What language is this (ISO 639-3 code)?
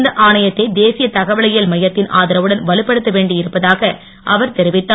tam